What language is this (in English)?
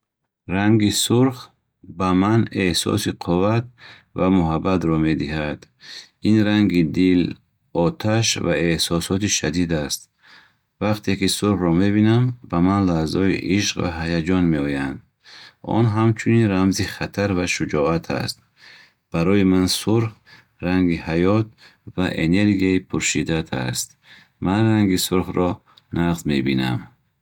Bukharic